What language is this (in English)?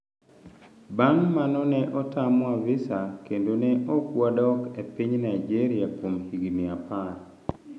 Luo (Kenya and Tanzania)